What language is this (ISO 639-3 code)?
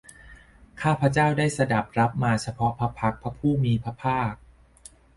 tha